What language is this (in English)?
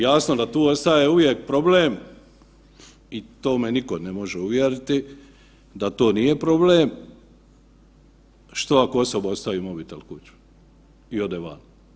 Croatian